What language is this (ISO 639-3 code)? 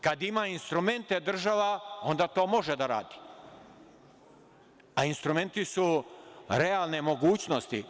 srp